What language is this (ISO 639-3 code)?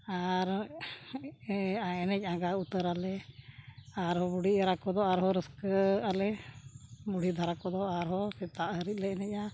sat